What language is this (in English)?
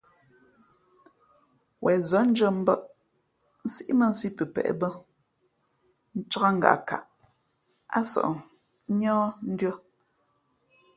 Fe'fe'